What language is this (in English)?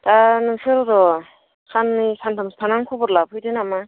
Bodo